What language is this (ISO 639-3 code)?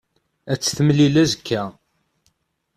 kab